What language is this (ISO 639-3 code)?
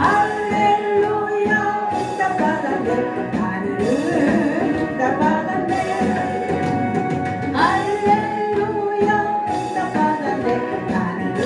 kor